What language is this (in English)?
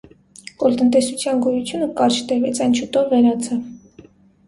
Armenian